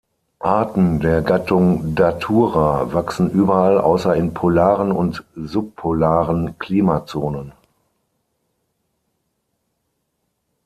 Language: German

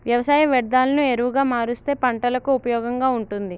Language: Telugu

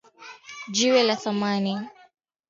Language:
Swahili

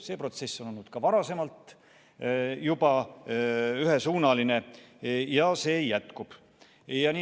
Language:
Estonian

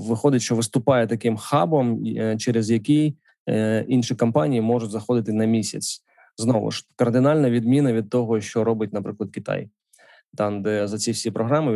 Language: Ukrainian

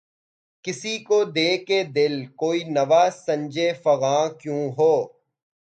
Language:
Urdu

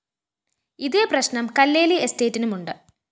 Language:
Malayalam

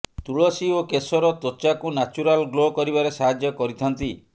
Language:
Odia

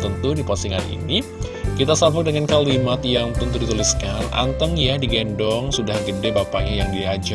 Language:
Indonesian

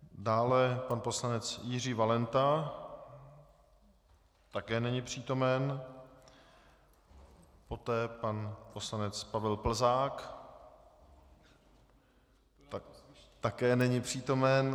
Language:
Czech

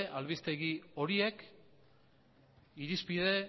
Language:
Basque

